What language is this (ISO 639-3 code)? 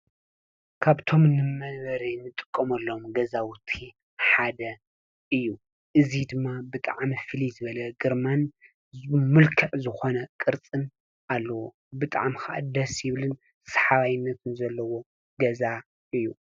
tir